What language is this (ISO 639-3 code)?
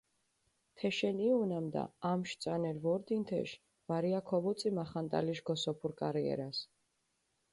xmf